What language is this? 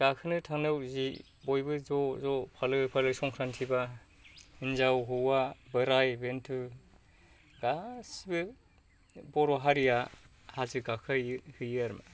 Bodo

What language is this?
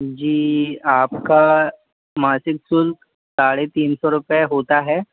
Hindi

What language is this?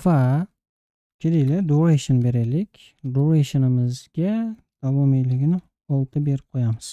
Turkish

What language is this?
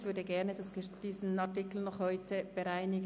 Swiss German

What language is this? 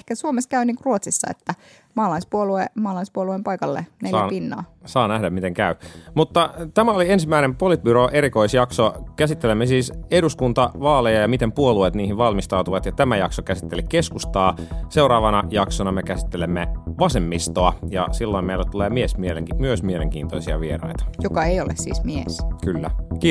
Finnish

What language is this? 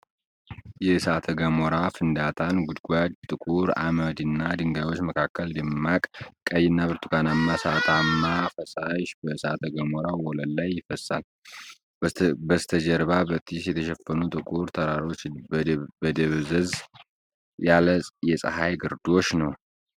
Amharic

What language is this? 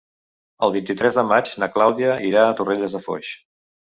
Catalan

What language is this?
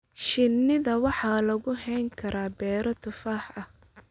Somali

